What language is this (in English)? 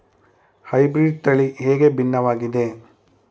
Kannada